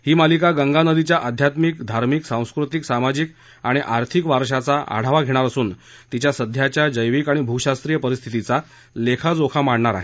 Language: Marathi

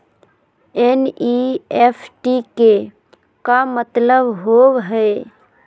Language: Magahi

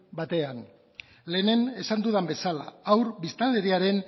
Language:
Basque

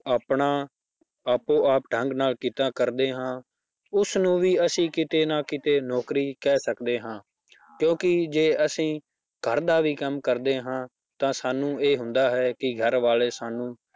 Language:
Punjabi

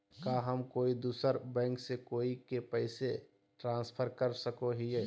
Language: Magahi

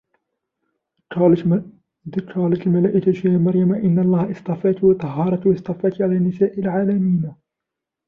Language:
Arabic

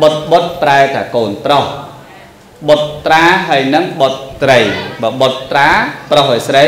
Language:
Vietnamese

